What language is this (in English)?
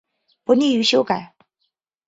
Chinese